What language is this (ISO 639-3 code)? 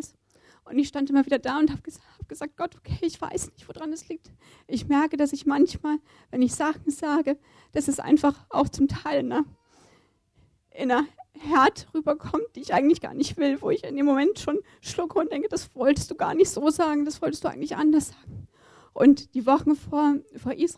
deu